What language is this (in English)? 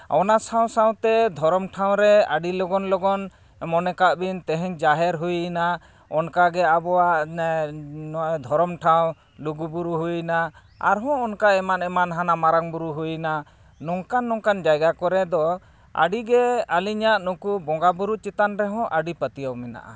Santali